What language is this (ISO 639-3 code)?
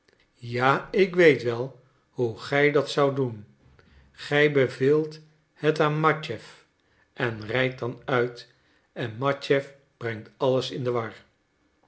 nld